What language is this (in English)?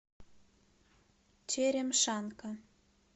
Russian